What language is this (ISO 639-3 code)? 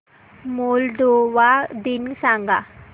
mar